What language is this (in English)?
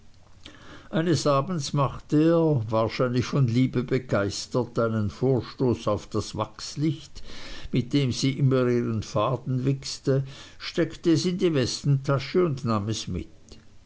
German